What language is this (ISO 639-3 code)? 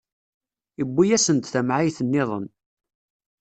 kab